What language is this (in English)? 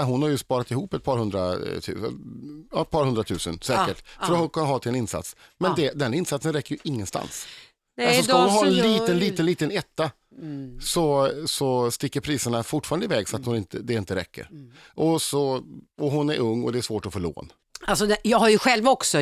Swedish